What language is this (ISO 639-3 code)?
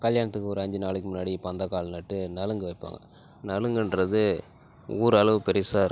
tam